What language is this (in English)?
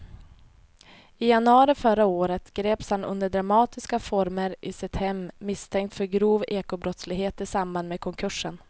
Swedish